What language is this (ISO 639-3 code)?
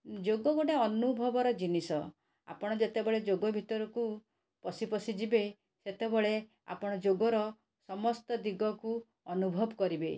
ori